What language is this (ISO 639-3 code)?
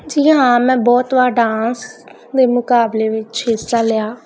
pan